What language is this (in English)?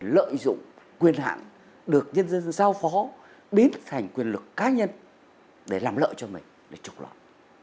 Vietnamese